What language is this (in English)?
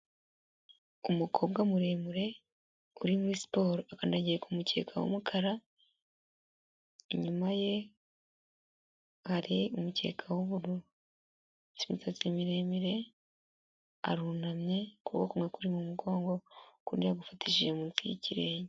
Kinyarwanda